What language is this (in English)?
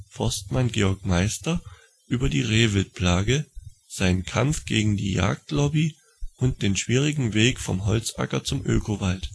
German